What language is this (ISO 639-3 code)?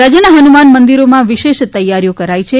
guj